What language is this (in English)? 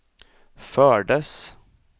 Swedish